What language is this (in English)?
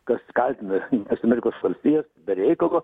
Lithuanian